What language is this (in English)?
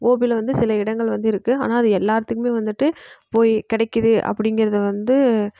Tamil